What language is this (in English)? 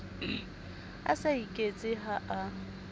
Southern Sotho